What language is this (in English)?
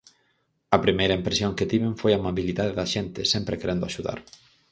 Galician